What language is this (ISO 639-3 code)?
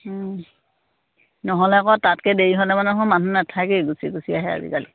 asm